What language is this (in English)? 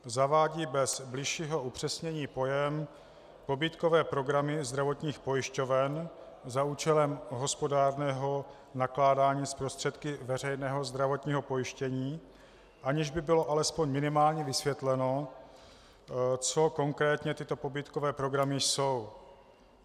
Czech